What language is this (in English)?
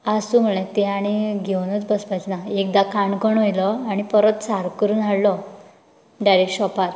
Konkani